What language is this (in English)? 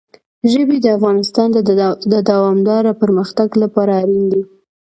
Pashto